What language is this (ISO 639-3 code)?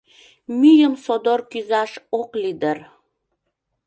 chm